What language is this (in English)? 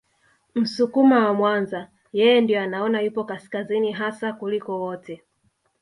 Swahili